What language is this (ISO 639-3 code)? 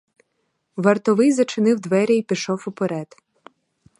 ukr